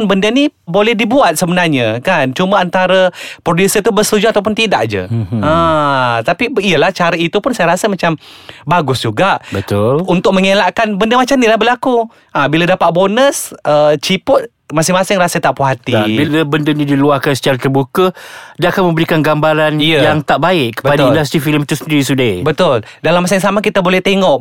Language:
Malay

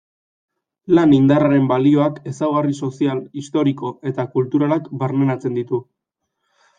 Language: Basque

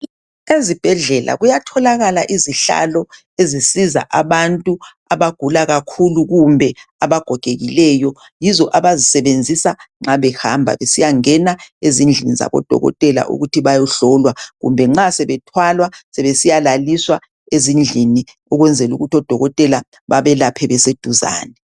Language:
North Ndebele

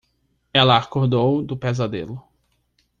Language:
Portuguese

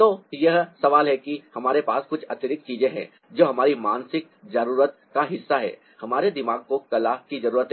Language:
Hindi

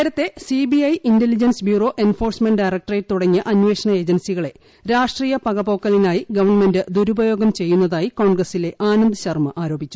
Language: Malayalam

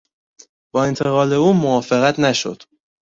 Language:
Persian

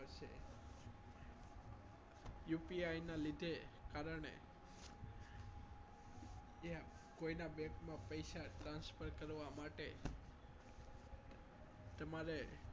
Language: Gujarati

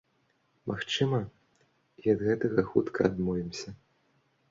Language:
Belarusian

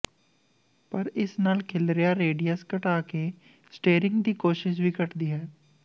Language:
Punjabi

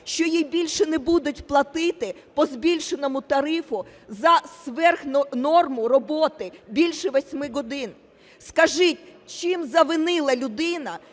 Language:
Ukrainian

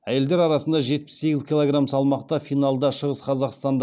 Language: Kazakh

